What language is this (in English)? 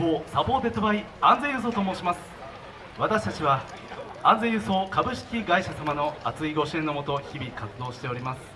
Japanese